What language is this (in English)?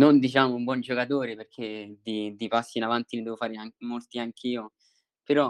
Italian